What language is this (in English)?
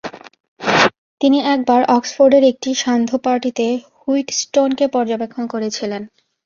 Bangla